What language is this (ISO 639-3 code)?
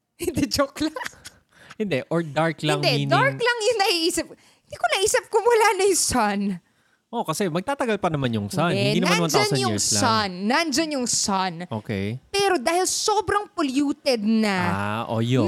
fil